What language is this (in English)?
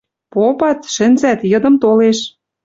Western Mari